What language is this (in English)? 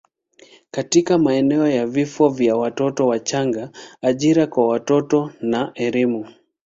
Swahili